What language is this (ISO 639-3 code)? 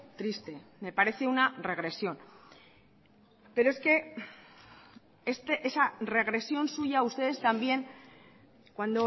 spa